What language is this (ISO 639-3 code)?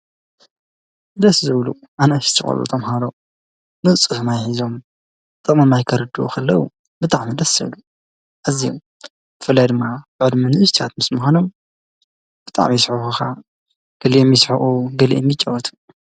tir